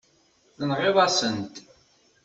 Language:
Kabyle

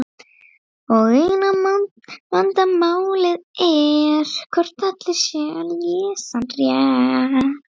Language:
Icelandic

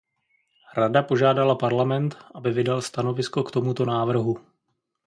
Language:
Czech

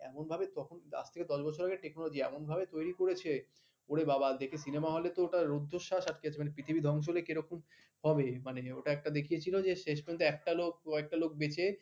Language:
Bangla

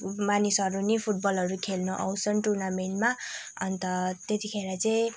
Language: Nepali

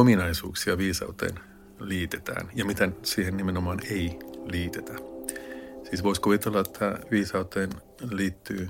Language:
Finnish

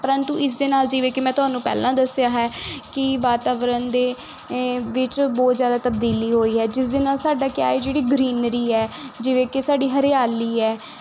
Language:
Punjabi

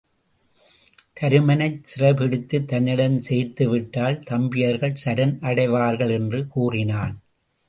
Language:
Tamil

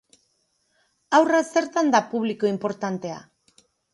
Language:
Basque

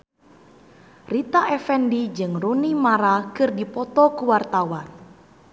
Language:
Sundanese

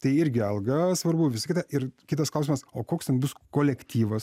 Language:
Lithuanian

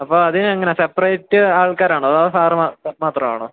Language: Malayalam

